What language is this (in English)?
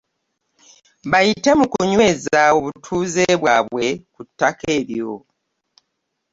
Ganda